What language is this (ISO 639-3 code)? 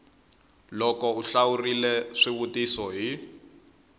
tso